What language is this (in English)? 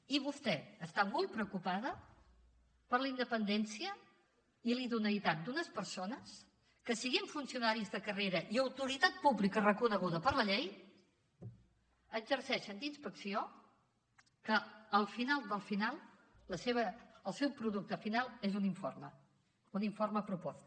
Catalan